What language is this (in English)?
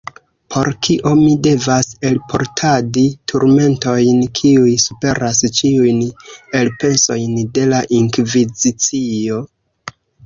Esperanto